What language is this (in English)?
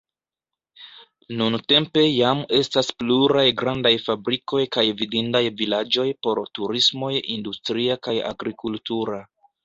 Esperanto